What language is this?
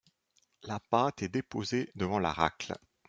French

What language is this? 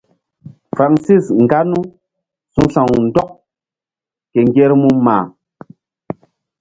Mbum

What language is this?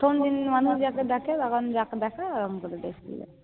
Bangla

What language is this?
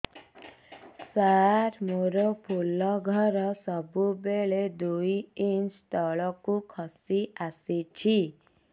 Odia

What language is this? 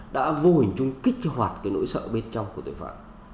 Vietnamese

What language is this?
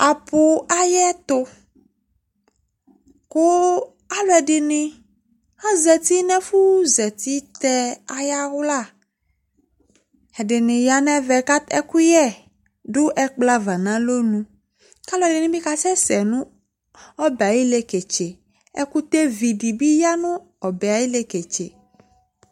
Ikposo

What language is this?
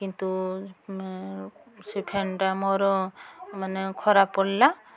Odia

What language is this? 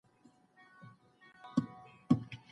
Pashto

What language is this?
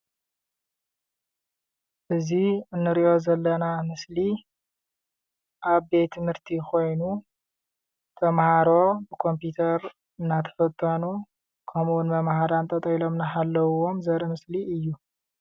Tigrinya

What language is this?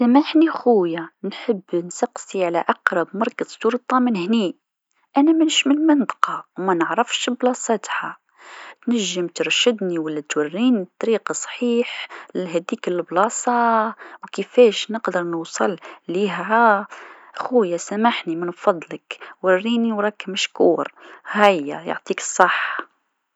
Tunisian Arabic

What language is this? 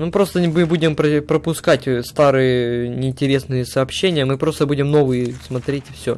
Russian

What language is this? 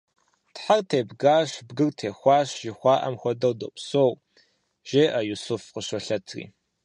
Kabardian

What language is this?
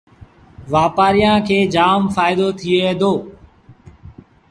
Sindhi Bhil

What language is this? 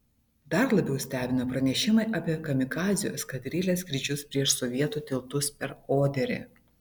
Lithuanian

